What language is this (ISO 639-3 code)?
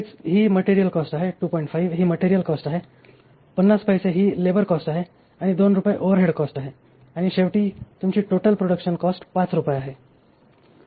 mar